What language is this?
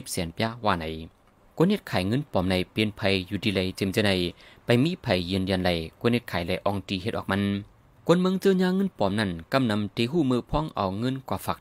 Thai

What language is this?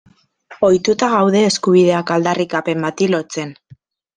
Basque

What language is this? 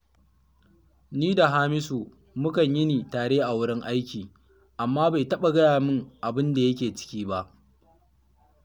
Hausa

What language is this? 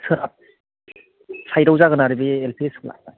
Bodo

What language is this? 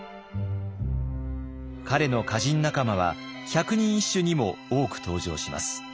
Japanese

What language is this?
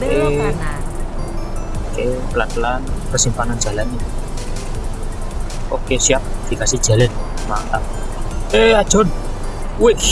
Indonesian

